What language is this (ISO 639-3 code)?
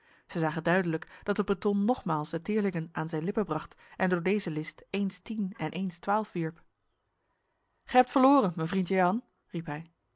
nld